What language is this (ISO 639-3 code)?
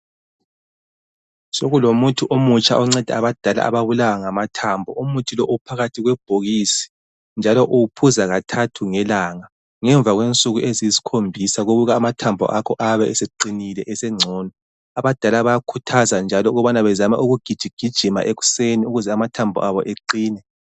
nde